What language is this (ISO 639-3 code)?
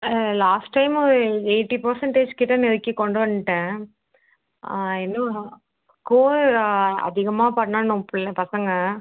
tam